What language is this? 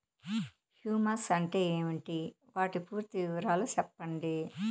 Telugu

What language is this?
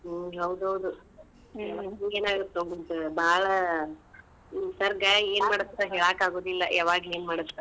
Kannada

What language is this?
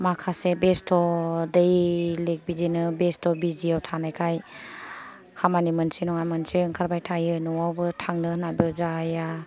Bodo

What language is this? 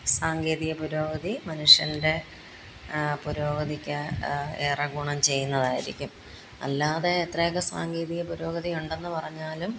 Malayalam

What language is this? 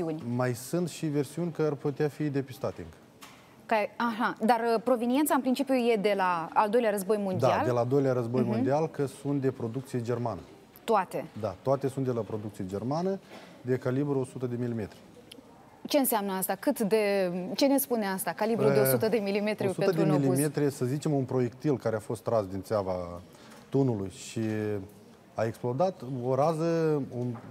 Romanian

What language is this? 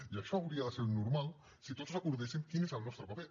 Catalan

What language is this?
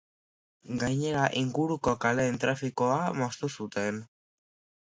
Basque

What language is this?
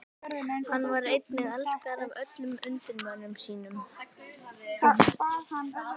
Icelandic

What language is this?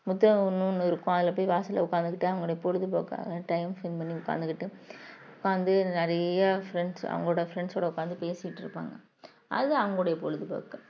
Tamil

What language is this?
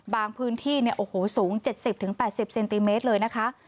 Thai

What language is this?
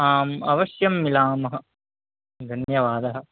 Sanskrit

